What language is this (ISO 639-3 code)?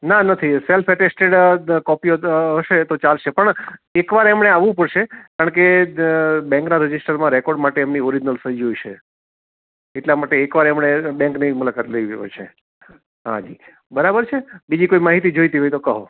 guj